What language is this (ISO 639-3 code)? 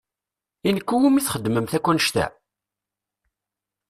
kab